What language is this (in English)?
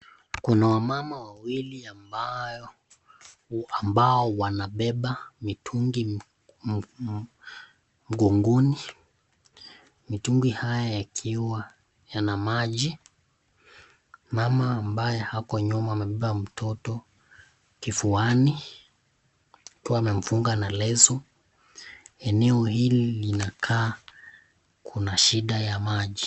Swahili